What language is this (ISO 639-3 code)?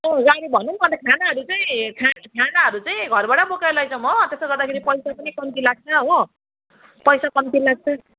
nep